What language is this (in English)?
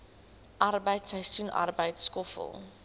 Afrikaans